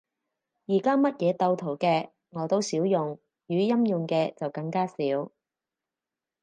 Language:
Cantonese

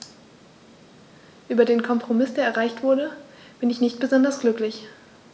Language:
German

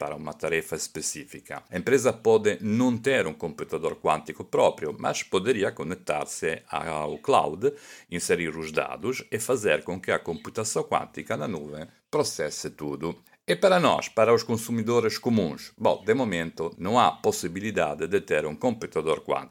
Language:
Portuguese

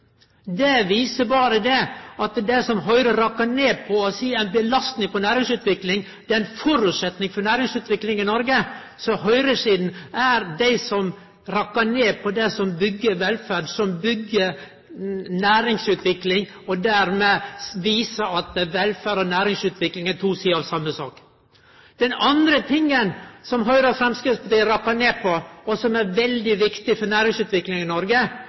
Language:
Norwegian Nynorsk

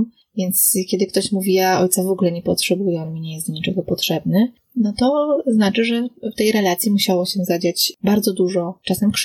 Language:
Polish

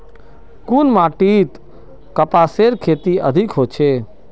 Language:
Magahi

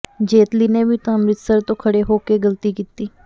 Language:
Punjabi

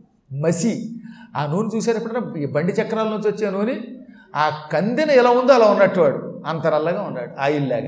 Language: Telugu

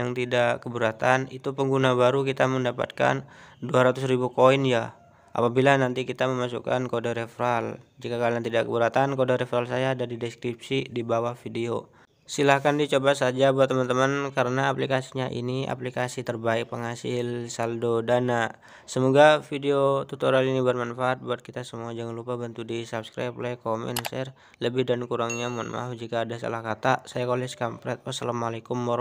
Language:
Indonesian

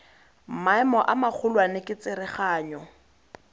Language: Tswana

